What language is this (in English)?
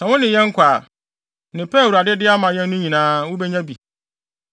Akan